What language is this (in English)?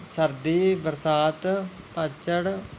Punjabi